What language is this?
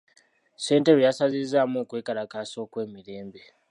Ganda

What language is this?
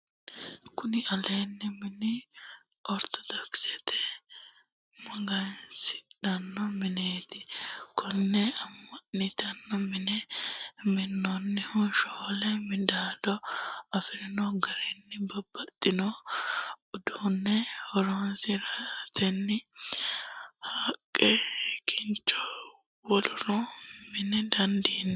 Sidamo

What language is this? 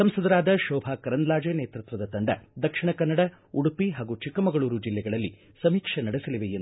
Kannada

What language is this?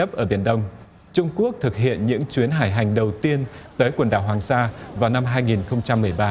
Vietnamese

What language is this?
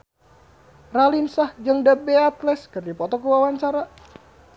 Sundanese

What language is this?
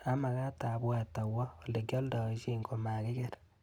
Kalenjin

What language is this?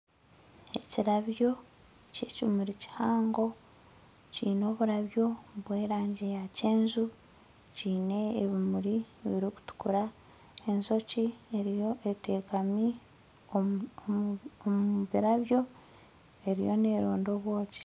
Nyankole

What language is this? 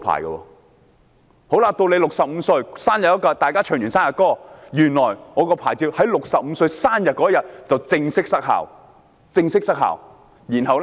Cantonese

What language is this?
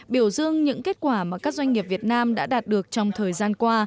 Vietnamese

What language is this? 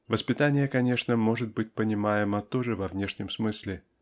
Russian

